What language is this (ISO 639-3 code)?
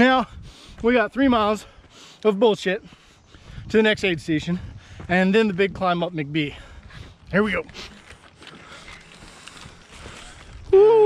eng